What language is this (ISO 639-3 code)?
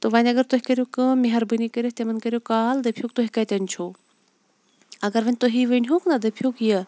kas